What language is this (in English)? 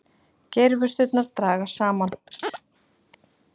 Icelandic